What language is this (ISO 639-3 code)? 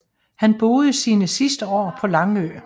dan